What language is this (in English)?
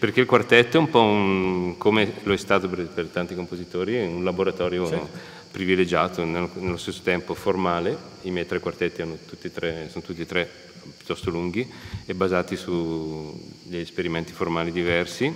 Italian